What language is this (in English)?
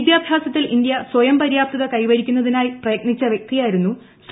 Malayalam